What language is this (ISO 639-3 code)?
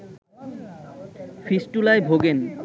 ben